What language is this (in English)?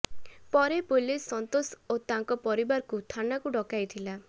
Odia